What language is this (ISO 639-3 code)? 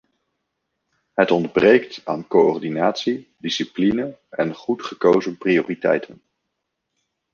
nld